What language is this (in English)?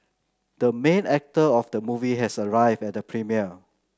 English